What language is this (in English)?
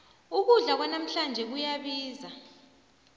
South Ndebele